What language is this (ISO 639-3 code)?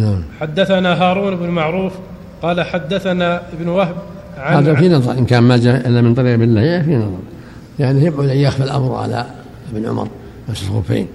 ara